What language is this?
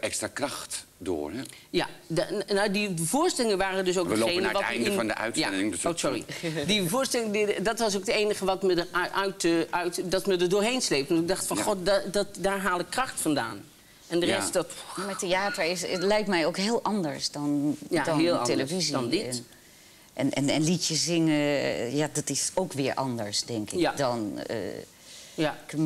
Dutch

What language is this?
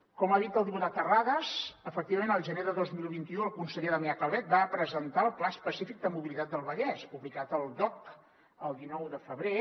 Catalan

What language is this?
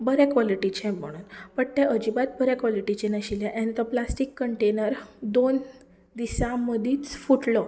Konkani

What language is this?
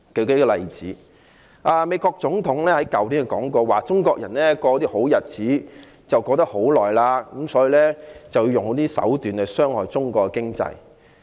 Cantonese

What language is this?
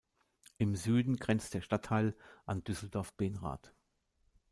German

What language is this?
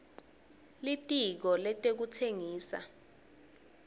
Swati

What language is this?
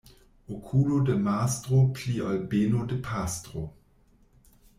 Esperanto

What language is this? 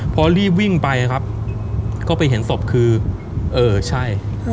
Thai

